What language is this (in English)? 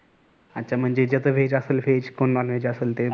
Marathi